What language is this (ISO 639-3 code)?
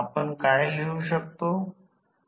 mar